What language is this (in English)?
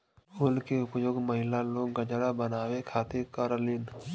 Bhojpuri